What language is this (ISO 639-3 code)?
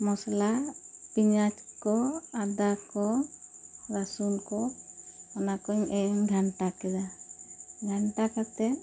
sat